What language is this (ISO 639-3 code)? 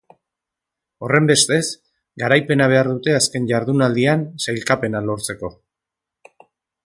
eus